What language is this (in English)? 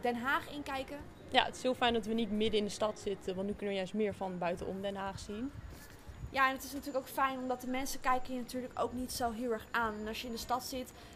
Dutch